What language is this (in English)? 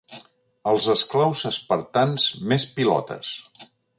Catalan